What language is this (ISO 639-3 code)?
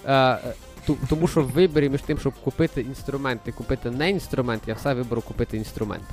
ukr